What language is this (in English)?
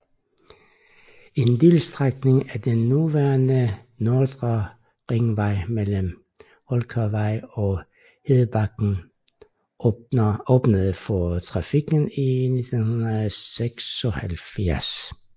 Danish